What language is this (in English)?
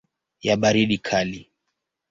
Swahili